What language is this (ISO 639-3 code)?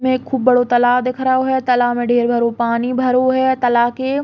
bns